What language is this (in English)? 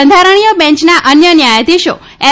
Gujarati